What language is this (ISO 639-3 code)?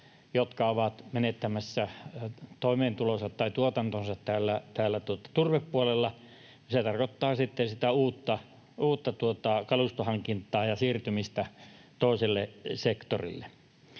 fin